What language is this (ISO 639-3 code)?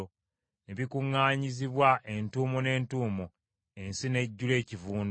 lug